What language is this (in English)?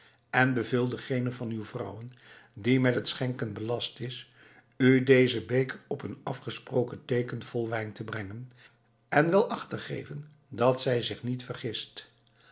Dutch